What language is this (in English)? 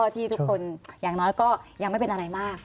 Thai